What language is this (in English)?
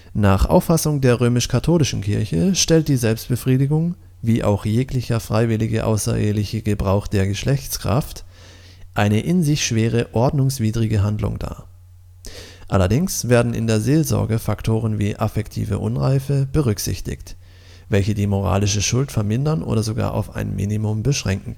German